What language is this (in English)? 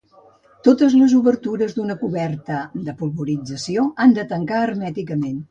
Catalan